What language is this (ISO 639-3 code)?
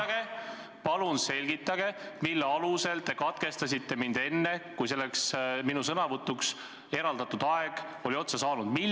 est